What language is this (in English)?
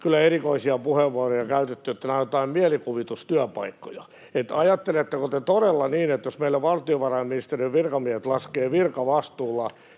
Finnish